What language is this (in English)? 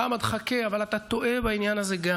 Hebrew